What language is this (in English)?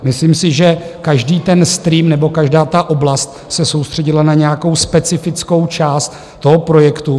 Czech